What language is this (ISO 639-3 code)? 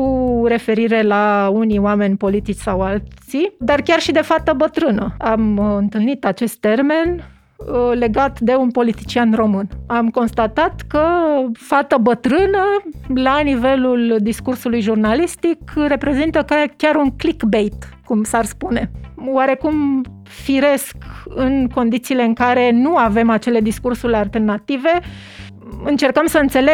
ron